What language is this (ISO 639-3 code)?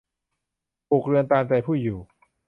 tha